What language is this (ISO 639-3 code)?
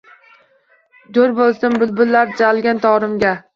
uzb